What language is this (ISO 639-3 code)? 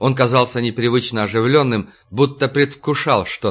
rus